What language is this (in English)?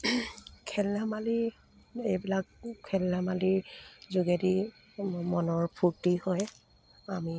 Assamese